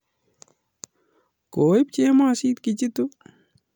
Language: Kalenjin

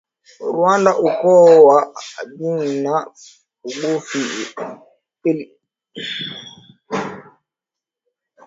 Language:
Swahili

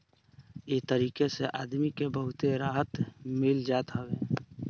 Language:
Bhojpuri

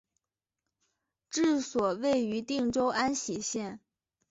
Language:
Chinese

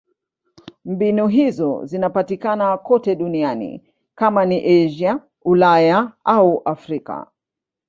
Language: Swahili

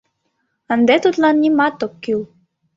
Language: Mari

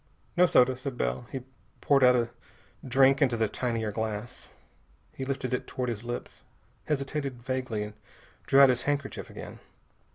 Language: English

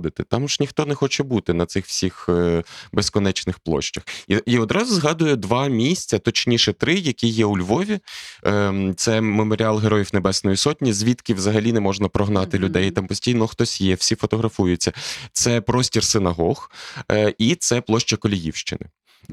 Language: Ukrainian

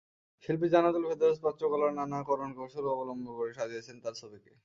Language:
Bangla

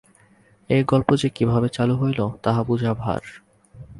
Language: Bangla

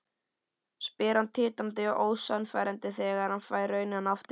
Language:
Icelandic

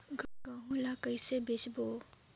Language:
Chhattisgarhi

